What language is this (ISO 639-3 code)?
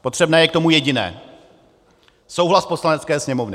ces